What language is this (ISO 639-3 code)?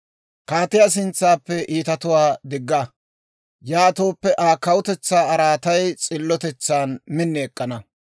dwr